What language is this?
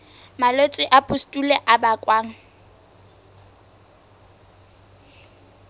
Southern Sotho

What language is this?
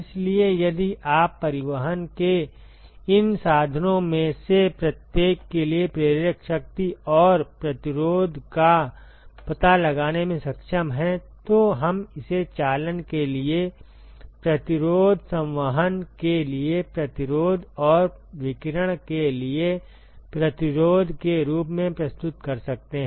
Hindi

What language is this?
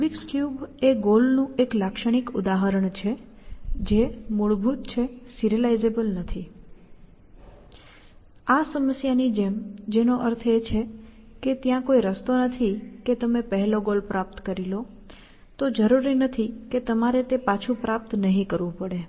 Gujarati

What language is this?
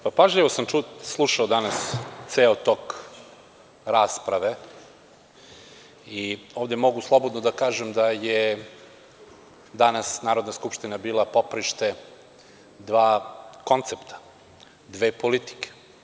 Serbian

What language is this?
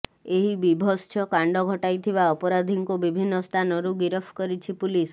Odia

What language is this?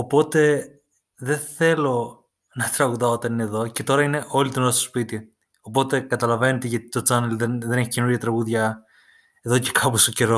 Greek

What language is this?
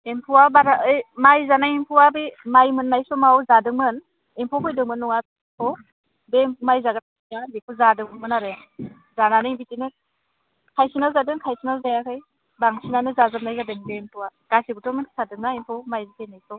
Bodo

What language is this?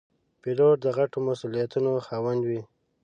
Pashto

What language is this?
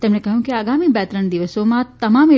Gujarati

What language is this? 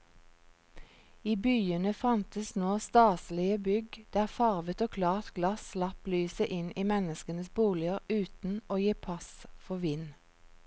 Norwegian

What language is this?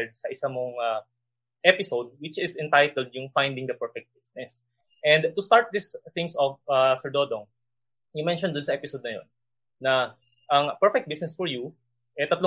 Filipino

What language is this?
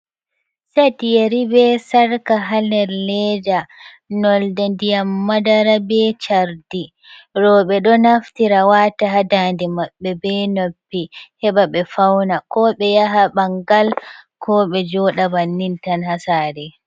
Fula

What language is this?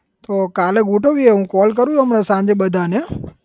Gujarati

